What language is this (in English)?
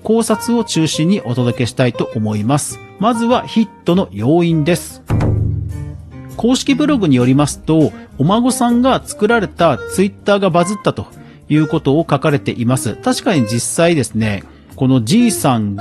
Japanese